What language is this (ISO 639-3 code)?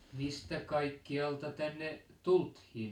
fin